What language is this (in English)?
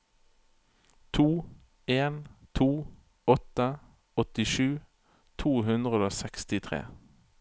Norwegian